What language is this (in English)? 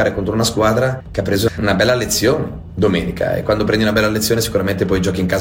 Italian